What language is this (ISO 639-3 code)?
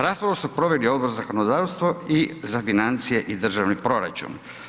hrv